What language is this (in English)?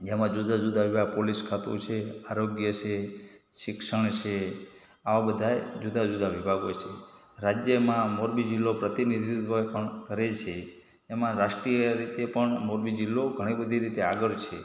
Gujarati